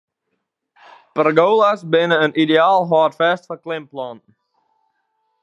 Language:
Western Frisian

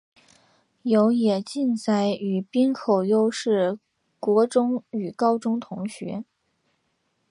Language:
Chinese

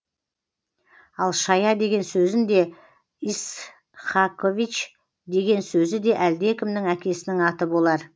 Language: Kazakh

